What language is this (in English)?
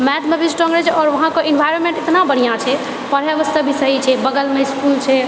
Maithili